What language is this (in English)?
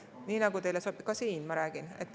Estonian